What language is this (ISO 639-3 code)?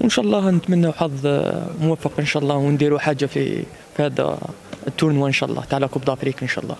ara